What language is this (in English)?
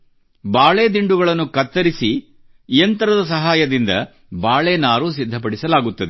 Kannada